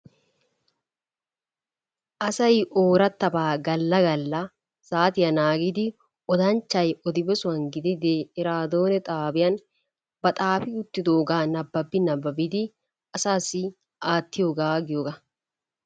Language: Wolaytta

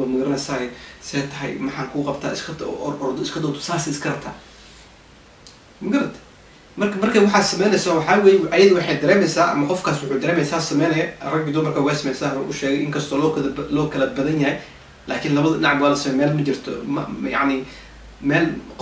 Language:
Arabic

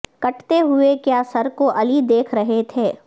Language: Urdu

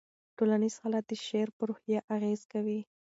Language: Pashto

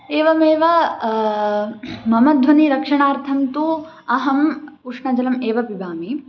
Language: Sanskrit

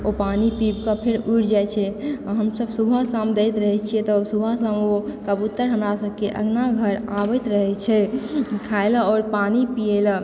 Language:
Maithili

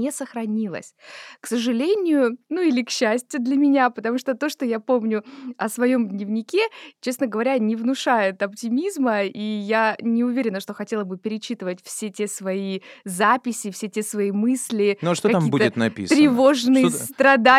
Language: Russian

